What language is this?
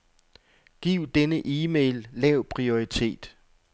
Danish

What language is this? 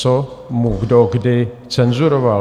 Czech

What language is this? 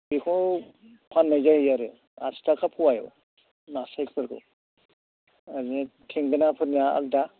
Bodo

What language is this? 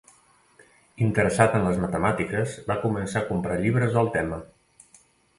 Catalan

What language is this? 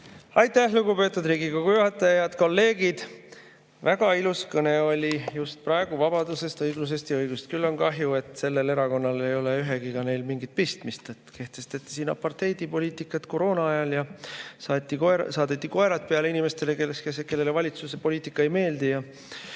Estonian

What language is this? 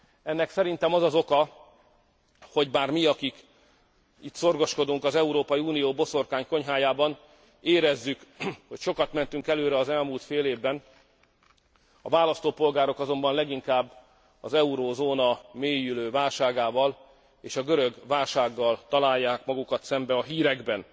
Hungarian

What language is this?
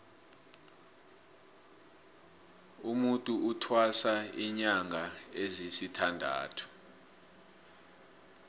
South Ndebele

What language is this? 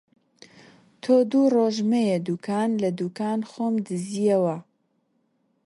Central Kurdish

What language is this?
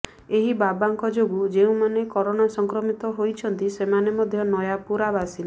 Odia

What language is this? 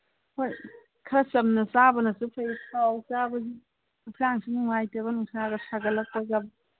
Manipuri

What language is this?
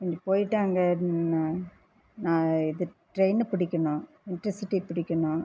Tamil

